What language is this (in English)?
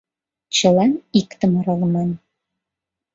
Mari